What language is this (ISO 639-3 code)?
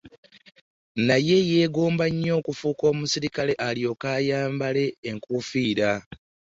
lug